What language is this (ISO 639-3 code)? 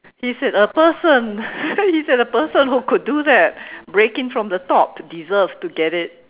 eng